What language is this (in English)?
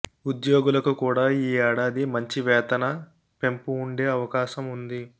Telugu